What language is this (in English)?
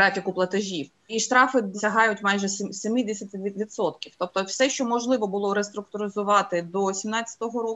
Ukrainian